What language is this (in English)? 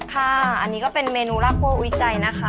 Thai